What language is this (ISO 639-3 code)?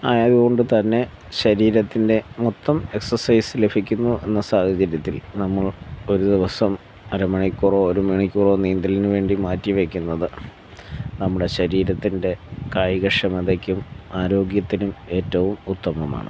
mal